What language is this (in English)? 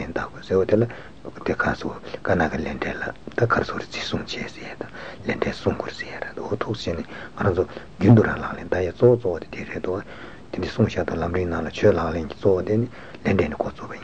Italian